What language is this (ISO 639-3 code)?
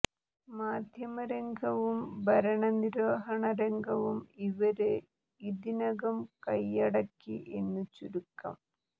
mal